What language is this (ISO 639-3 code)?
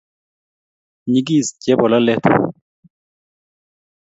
kln